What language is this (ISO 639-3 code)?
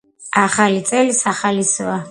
kat